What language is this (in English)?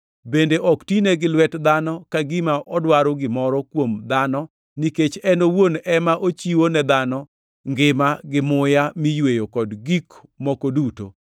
Luo (Kenya and Tanzania)